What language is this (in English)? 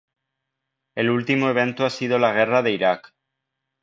Spanish